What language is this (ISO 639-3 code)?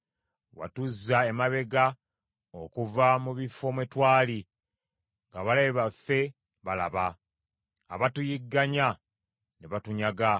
lug